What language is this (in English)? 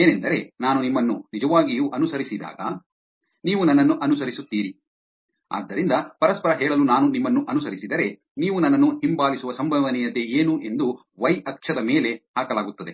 Kannada